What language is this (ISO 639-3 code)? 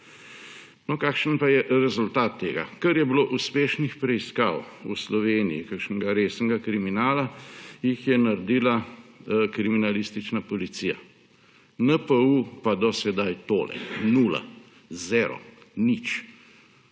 slv